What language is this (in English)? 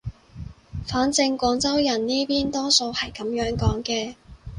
Cantonese